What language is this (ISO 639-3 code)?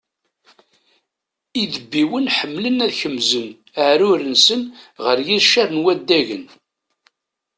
kab